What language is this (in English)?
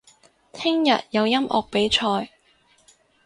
Cantonese